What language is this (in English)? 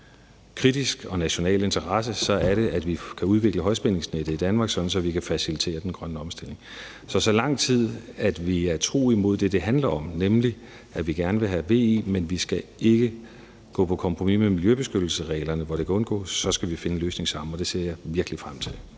Danish